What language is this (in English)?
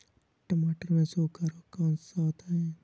Hindi